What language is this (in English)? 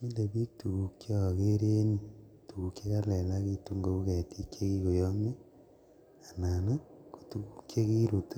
Kalenjin